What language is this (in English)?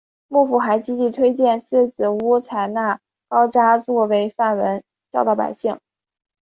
Chinese